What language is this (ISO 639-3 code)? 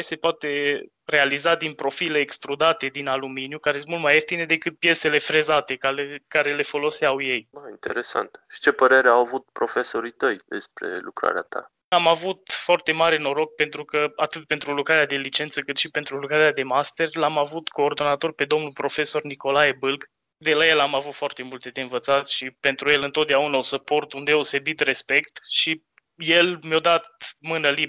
ron